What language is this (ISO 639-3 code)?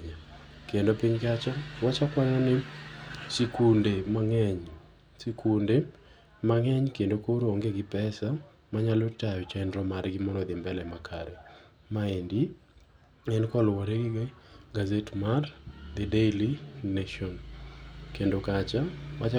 luo